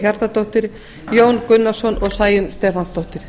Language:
Icelandic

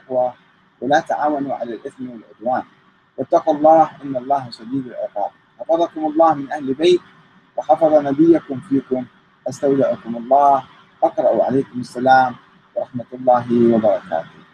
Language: Arabic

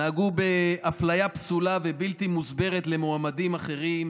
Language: Hebrew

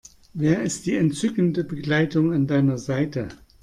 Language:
German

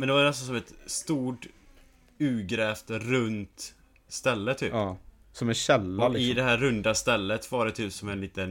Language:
Swedish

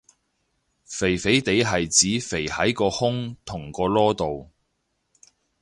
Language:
Cantonese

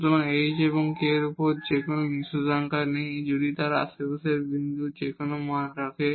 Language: Bangla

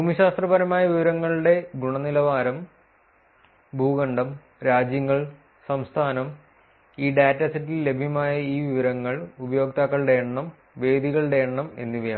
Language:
Malayalam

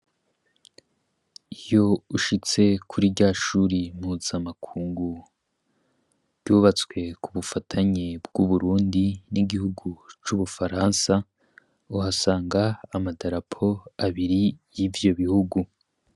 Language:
Rundi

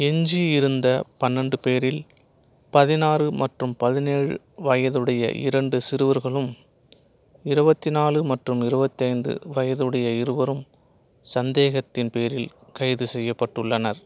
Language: Tamil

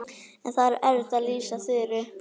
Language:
Icelandic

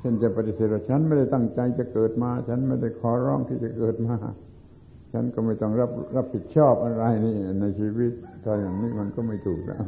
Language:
Thai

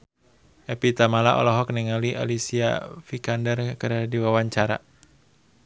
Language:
Sundanese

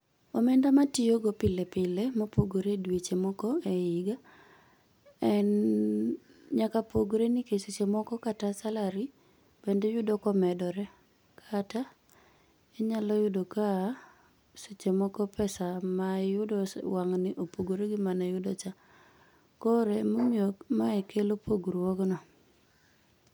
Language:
Luo (Kenya and Tanzania)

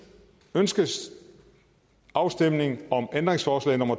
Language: Danish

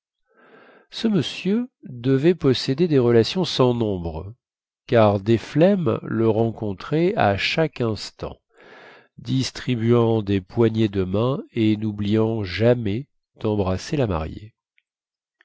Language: French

